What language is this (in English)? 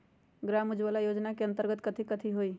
Magahi